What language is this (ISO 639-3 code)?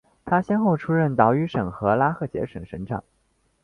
zho